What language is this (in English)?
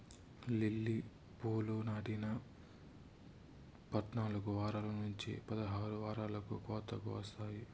Telugu